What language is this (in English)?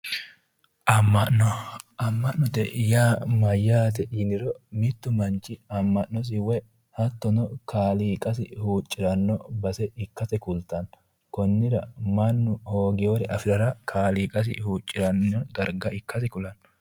Sidamo